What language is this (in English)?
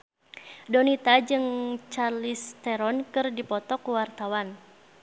Sundanese